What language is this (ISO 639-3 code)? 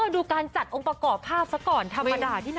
tha